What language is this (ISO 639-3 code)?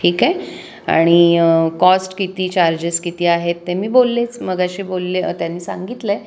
mar